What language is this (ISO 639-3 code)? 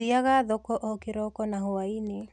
kik